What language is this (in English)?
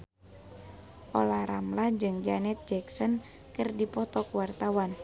Sundanese